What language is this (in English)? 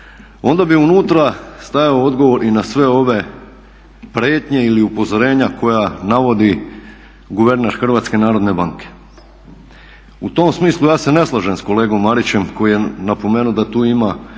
Croatian